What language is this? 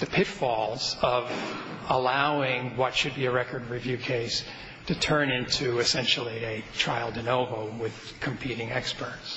English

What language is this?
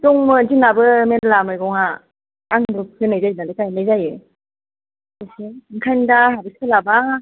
Bodo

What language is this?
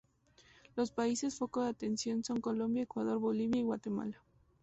Spanish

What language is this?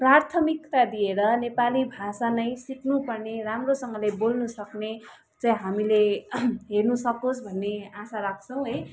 Nepali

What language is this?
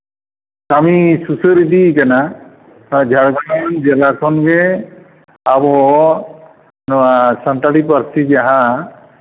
Santali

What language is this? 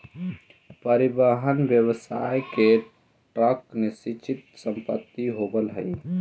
Magahi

